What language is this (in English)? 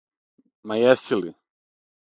Serbian